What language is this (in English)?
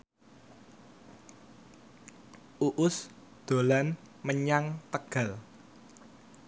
Javanese